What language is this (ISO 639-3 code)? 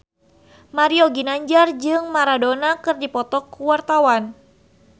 sun